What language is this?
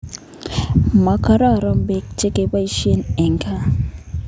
Kalenjin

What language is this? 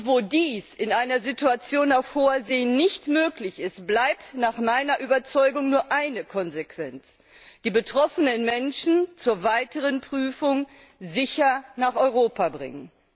German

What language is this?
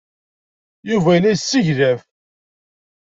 Kabyle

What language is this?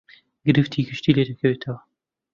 Central Kurdish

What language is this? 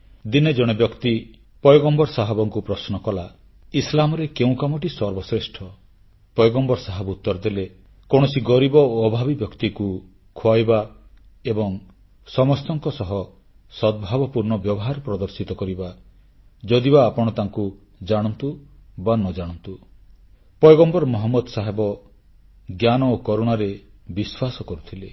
Odia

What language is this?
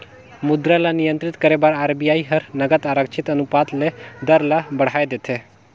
Chhattisgarhi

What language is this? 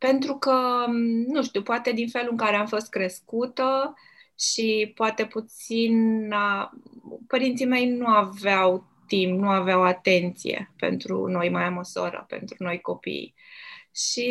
Romanian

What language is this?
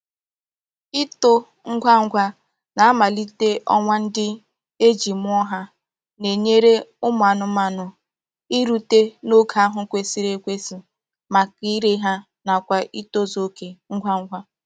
Igbo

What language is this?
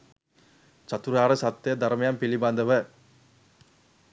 Sinhala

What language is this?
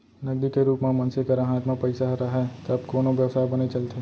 Chhattisgarhi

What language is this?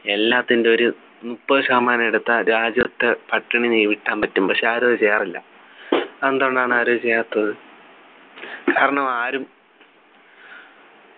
Malayalam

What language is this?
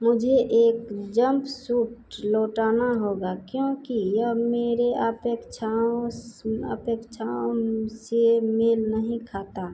Hindi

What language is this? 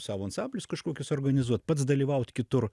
Lithuanian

